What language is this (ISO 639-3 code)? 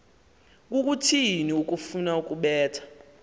xho